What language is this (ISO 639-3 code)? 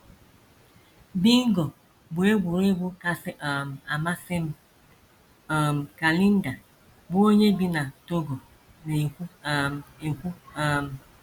ibo